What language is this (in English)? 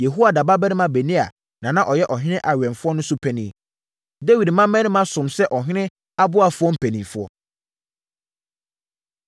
Akan